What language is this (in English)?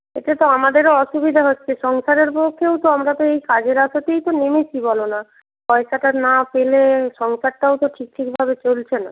Bangla